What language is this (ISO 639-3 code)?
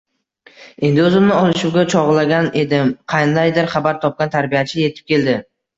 uzb